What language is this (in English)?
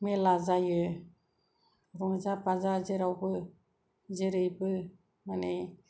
Bodo